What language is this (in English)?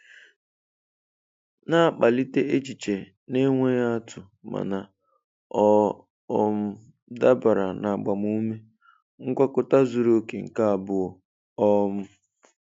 Igbo